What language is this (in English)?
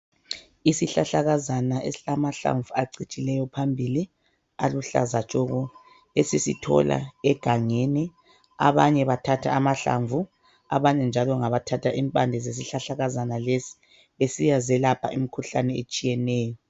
North Ndebele